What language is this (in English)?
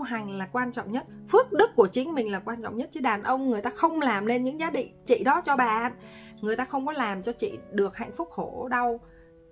Vietnamese